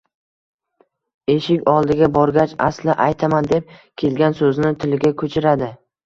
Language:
Uzbek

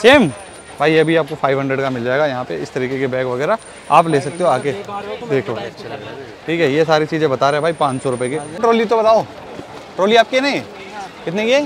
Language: Hindi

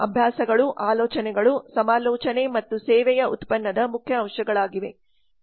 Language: Kannada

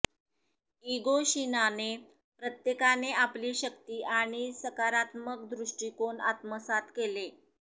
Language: Marathi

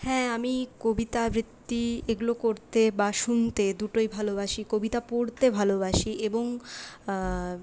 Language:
Bangla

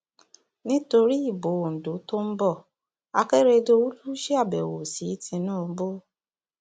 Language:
Yoruba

